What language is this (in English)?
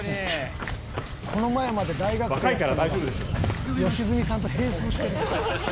Japanese